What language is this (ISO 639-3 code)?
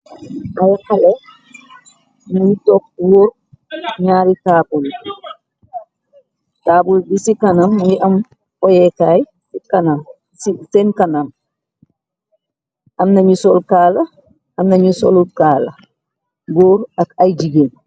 wol